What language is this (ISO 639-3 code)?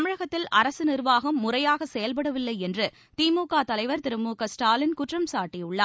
tam